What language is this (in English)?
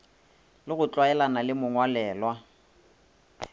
Northern Sotho